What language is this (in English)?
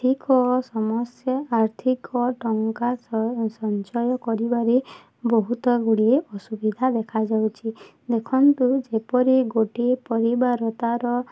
Odia